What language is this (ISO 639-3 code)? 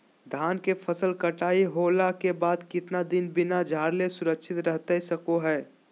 mag